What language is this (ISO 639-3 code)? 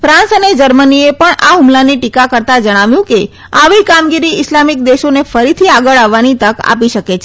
guj